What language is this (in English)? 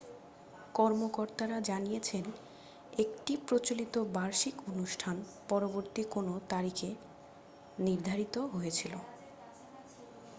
Bangla